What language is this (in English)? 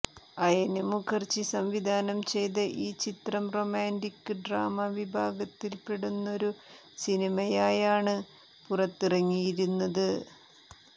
Malayalam